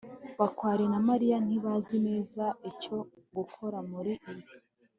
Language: Kinyarwanda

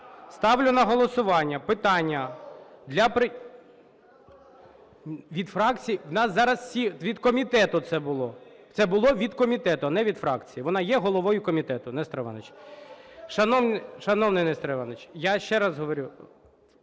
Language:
Ukrainian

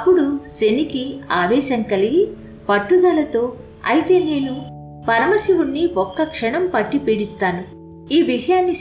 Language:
Telugu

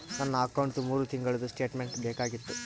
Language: Kannada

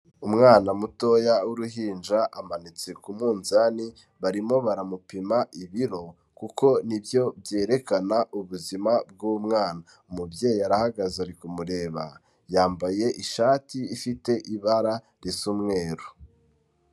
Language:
Kinyarwanda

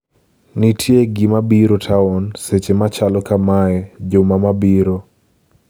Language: Luo (Kenya and Tanzania)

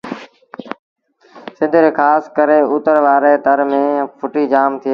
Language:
Sindhi Bhil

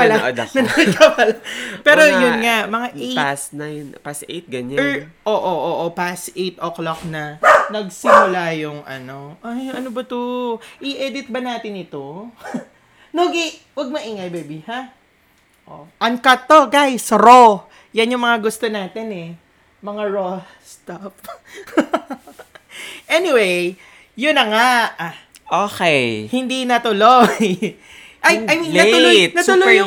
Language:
Filipino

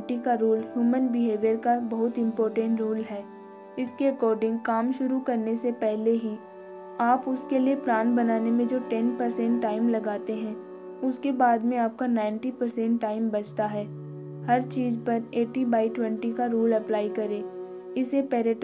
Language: Hindi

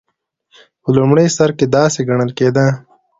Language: Pashto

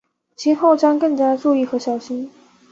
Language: Chinese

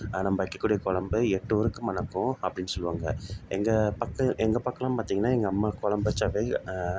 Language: Tamil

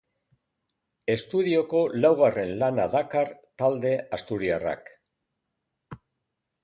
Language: Basque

